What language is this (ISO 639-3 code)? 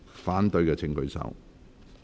yue